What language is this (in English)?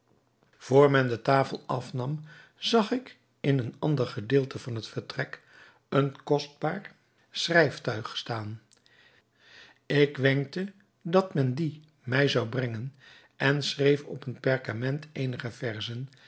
Dutch